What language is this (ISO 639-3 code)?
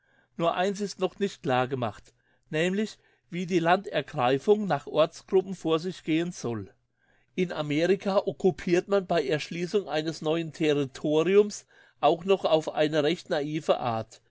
deu